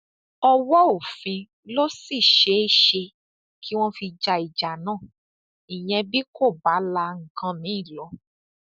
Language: Yoruba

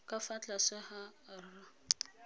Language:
Tswana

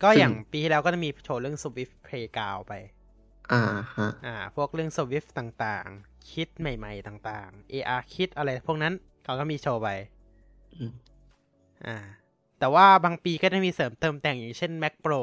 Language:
Thai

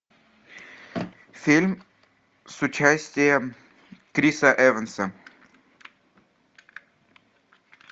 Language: Russian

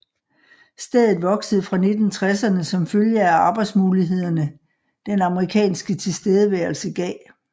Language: Danish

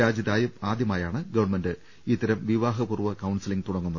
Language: Malayalam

